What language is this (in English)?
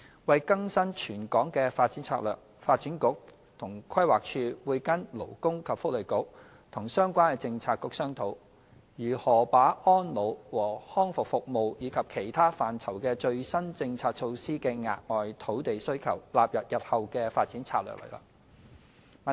Cantonese